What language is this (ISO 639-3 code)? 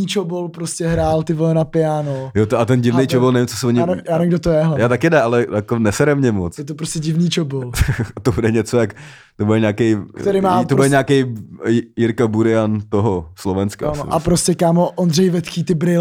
ces